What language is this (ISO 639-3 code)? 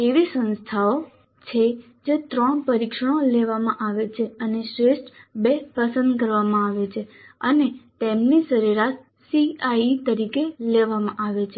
guj